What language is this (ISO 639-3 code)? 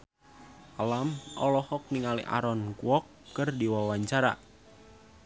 sun